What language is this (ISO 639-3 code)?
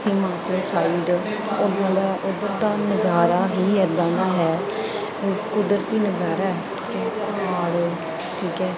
pan